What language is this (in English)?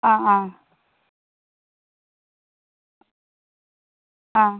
Assamese